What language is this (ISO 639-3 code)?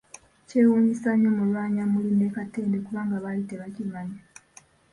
lug